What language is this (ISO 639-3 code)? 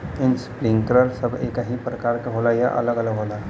bho